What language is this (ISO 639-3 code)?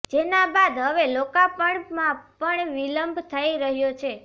guj